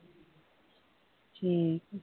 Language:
Punjabi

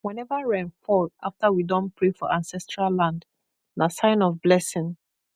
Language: Nigerian Pidgin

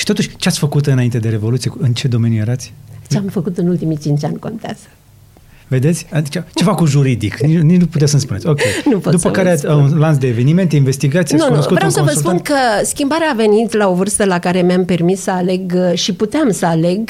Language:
Romanian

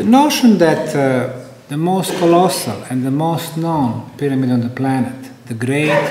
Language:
English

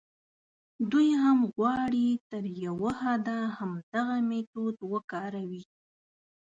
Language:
Pashto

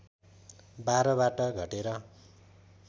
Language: Nepali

